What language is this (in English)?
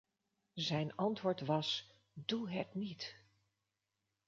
Dutch